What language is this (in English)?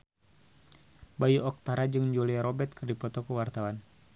Sundanese